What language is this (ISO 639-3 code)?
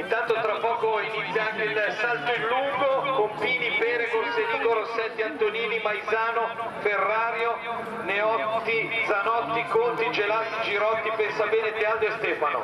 ita